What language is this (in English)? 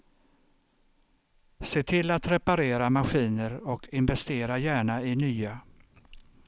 Swedish